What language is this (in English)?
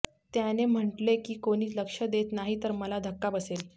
Marathi